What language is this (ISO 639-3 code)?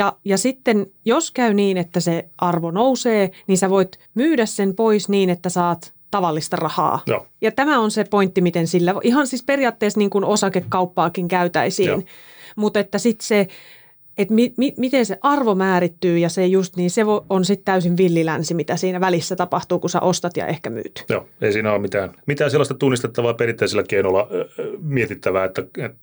fin